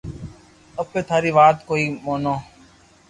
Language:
Loarki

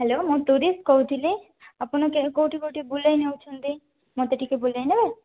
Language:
Odia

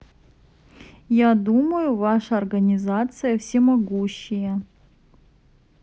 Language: Russian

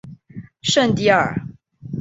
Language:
Chinese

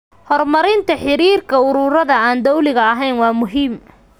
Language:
Somali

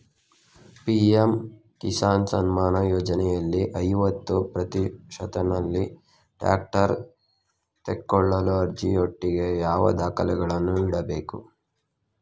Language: Kannada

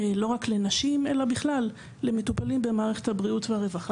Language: Hebrew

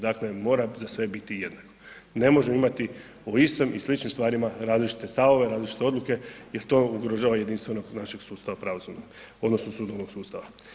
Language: Croatian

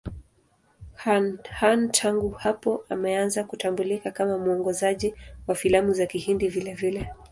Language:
Swahili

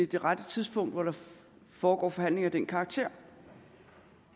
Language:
Danish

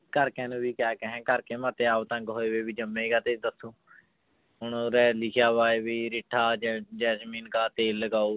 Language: Punjabi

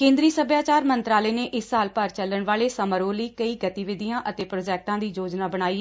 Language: Punjabi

